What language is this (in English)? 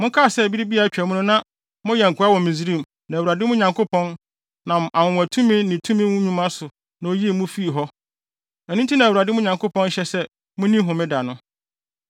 Akan